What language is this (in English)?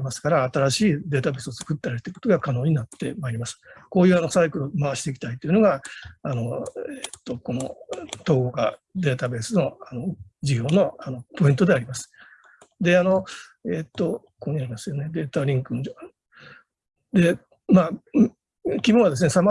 Japanese